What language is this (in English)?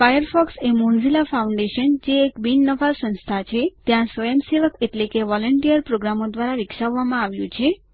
Gujarati